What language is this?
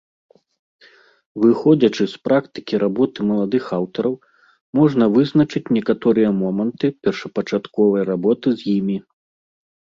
Belarusian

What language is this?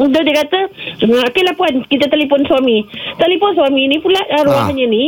Malay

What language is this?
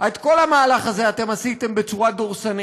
Hebrew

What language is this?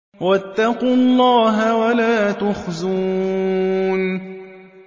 Arabic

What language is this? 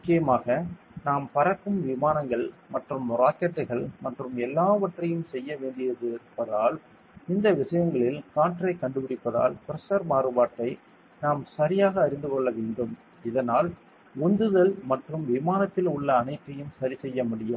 Tamil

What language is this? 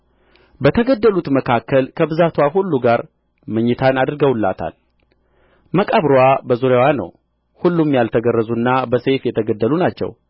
Amharic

